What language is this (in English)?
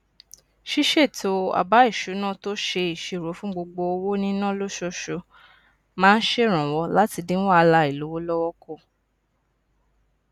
Yoruba